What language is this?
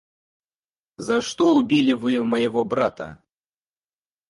Russian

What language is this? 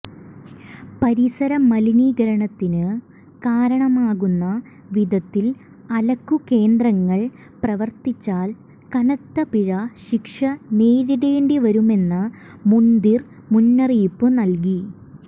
Malayalam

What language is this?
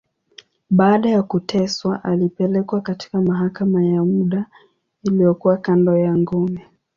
Swahili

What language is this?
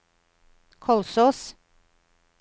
Norwegian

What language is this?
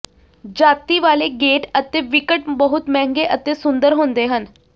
Punjabi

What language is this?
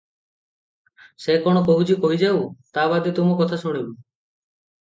Odia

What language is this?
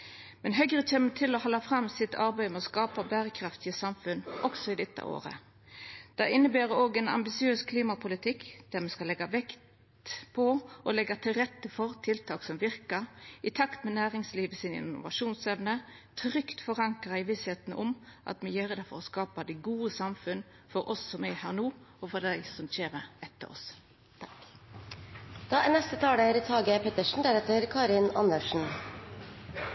Norwegian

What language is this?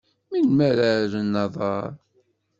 Kabyle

